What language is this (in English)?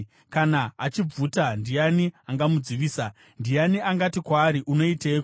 Shona